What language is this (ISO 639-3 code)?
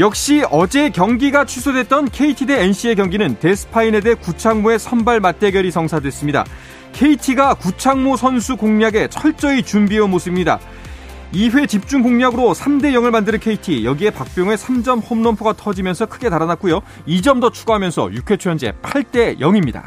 kor